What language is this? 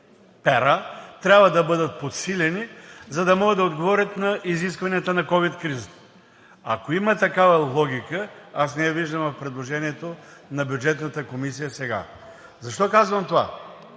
Bulgarian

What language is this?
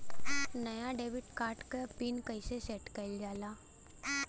Bhojpuri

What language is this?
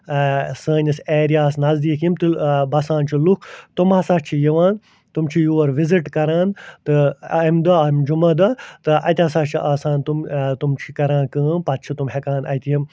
Kashmiri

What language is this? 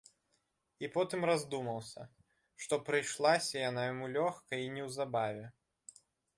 Belarusian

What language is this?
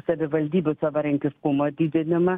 Lithuanian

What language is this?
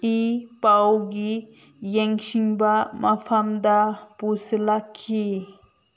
Manipuri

